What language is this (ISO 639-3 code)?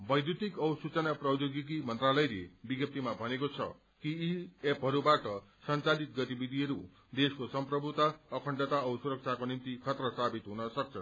nep